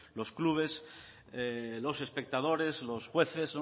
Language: Spanish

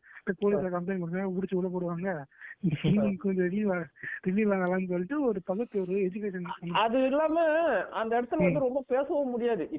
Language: Tamil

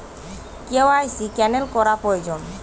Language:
Bangla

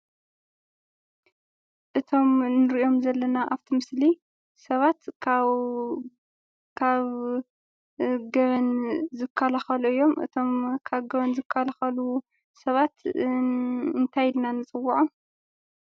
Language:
Tigrinya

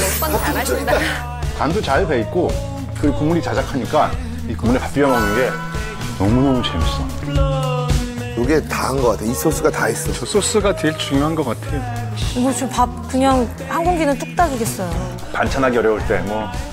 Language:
Korean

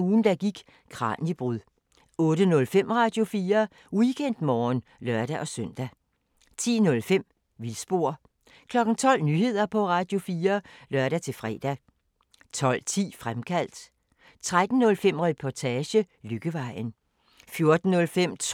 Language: Danish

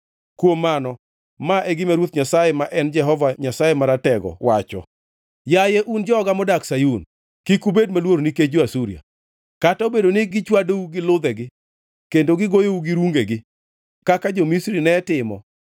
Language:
Luo (Kenya and Tanzania)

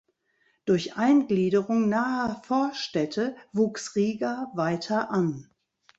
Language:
German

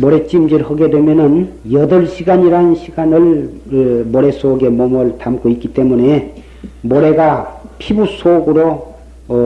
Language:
Korean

